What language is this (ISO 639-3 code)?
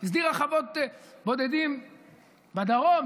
heb